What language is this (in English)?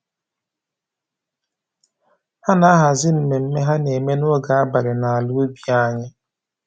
Igbo